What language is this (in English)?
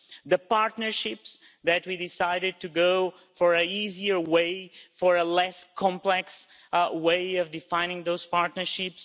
English